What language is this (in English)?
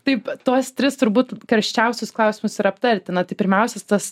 Lithuanian